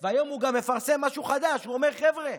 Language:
Hebrew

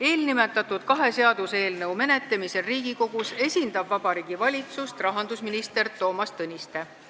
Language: Estonian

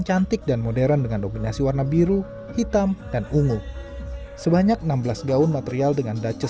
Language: Indonesian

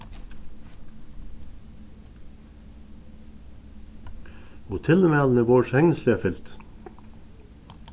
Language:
Faroese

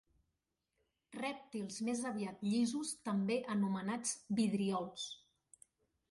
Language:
Catalan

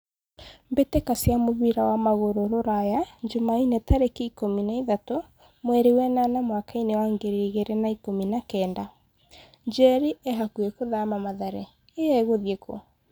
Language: Kikuyu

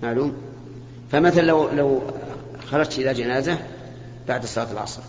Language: Arabic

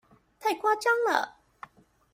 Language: Chinese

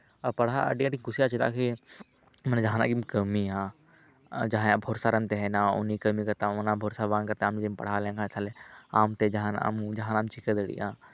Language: Santali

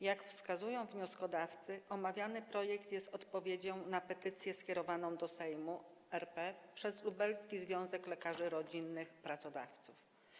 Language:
Polish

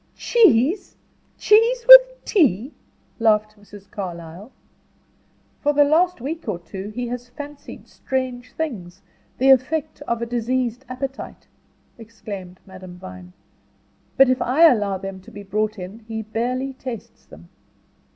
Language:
English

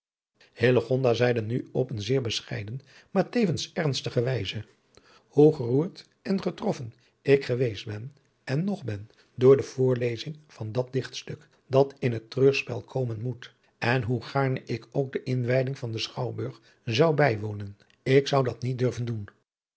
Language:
Dutch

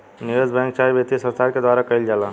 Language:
Bhojpuri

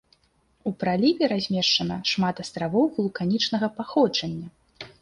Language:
Belarusian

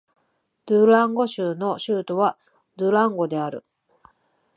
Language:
Japanese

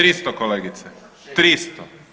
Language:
Croatian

